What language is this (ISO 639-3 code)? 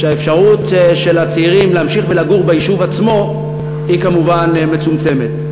heb